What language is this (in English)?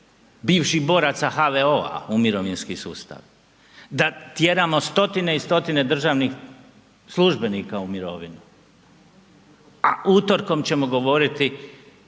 Croatian